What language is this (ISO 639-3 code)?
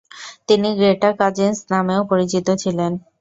ben